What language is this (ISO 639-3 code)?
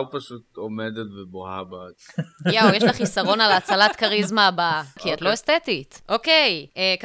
heb